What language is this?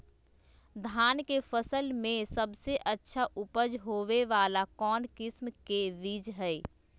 Magahi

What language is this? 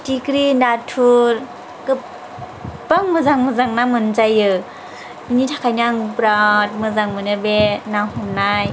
Bodo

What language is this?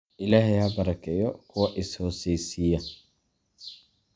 Somali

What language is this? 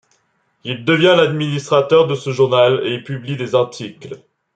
French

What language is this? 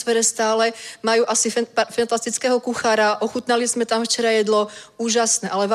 Czech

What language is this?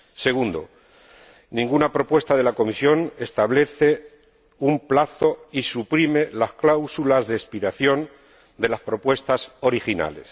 Spanish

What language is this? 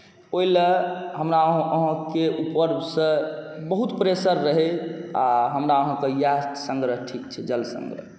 Maithili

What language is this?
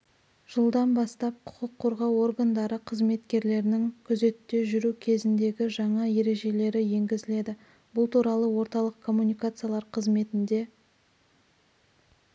Kazakh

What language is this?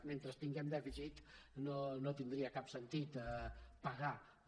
Catalan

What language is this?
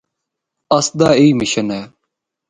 Northern Hindko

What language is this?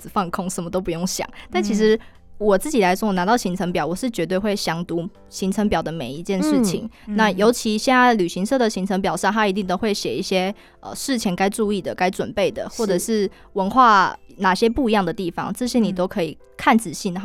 Chinese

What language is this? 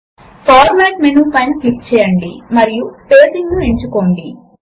Telugu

